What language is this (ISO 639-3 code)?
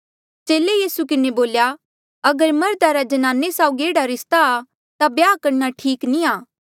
mjl